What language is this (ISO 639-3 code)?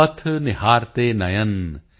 pan